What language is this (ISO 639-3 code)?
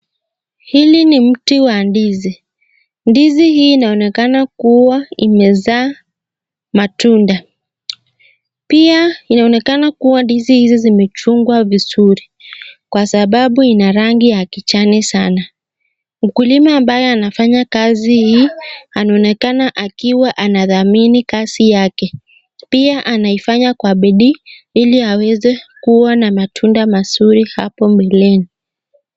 swa